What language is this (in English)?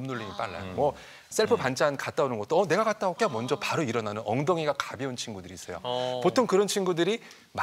Korean